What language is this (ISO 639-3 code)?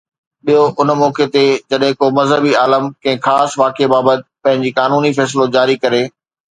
snd